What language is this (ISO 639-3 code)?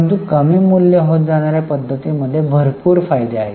mar